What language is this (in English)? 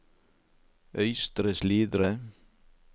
Norwegian